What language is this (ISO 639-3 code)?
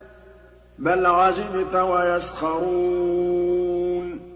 ara